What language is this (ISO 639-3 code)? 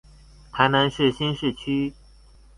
zho